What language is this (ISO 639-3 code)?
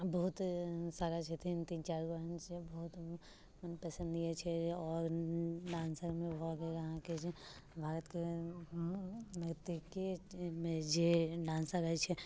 mai